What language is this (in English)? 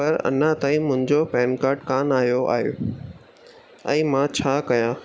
Sindhi